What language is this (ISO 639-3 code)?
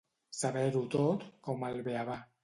cat